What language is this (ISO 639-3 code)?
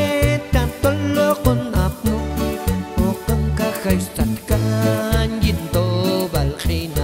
tha